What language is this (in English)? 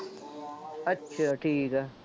Punjabi